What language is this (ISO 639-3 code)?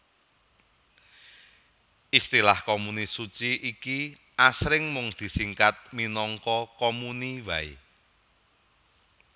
jav